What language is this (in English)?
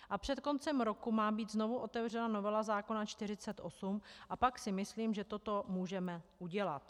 Czech